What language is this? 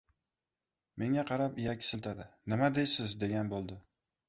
Uzbek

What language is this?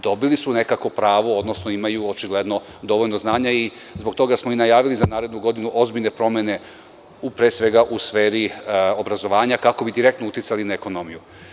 Serbian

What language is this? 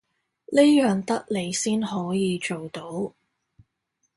Cantonese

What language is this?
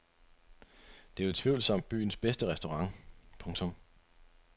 Danish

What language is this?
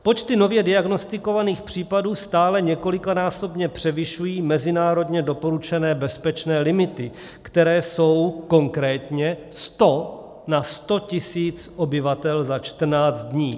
Czech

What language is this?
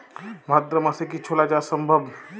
Bangla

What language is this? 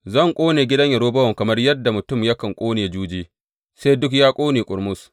Hausa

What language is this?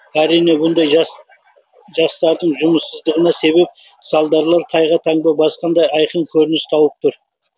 Kazakh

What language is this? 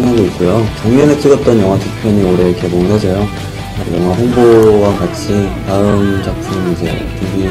Korean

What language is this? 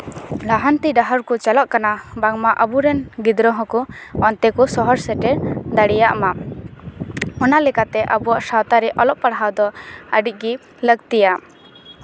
Santali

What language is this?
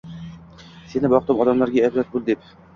Uzbek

